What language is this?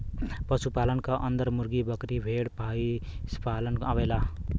Bhojpuri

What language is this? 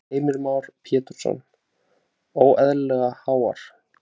Icelandic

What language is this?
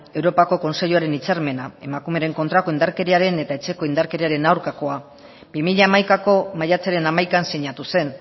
Basque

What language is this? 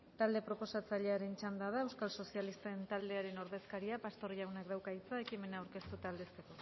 Basque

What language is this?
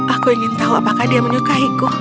Indonesian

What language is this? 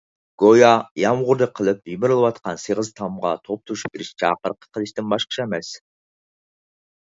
Uyghur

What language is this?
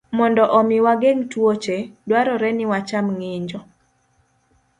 Luo (Kenya and Tanzania)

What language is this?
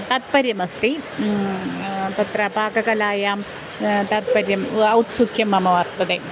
Sanskrit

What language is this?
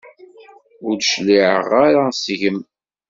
Kabyle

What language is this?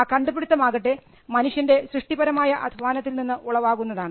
Malayalam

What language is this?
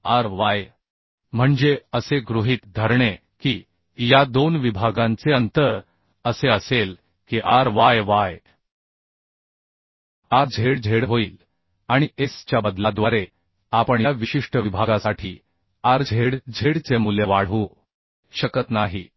Marathi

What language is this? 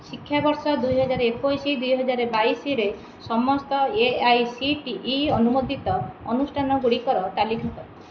Odia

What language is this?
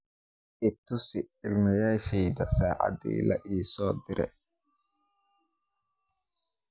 Somali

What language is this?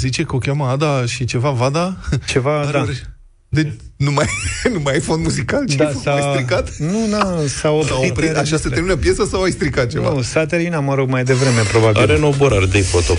Romanian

